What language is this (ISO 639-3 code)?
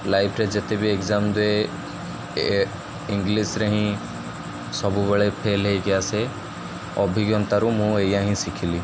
ori